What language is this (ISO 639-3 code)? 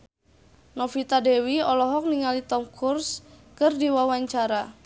sun